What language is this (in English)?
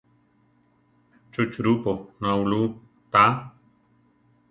Central Tarahumara